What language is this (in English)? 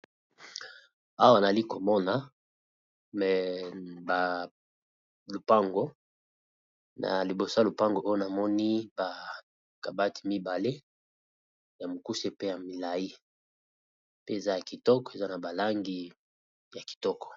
Lingala